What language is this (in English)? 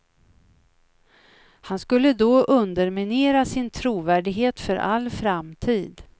Swedish